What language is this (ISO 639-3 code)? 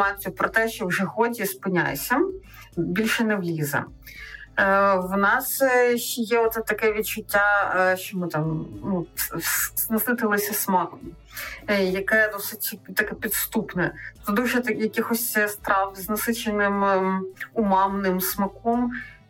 ukr